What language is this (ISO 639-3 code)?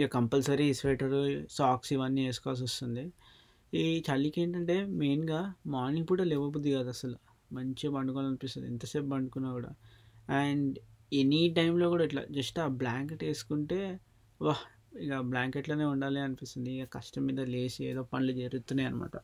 tel